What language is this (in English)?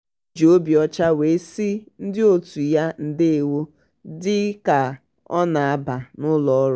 Igbo